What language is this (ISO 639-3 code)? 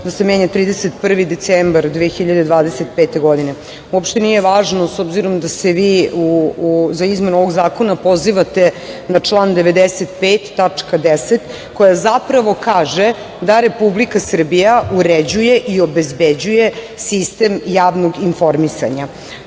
srp